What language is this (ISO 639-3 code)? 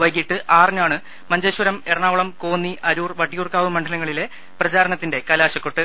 mal